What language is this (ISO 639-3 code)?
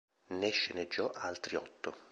ita